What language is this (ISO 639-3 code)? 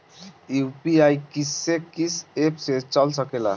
bho